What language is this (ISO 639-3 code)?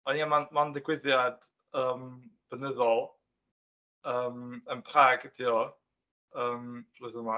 cym